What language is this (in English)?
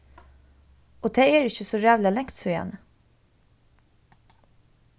Faroese